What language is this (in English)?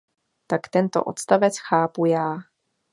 Czech